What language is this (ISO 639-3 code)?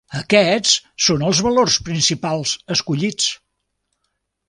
cat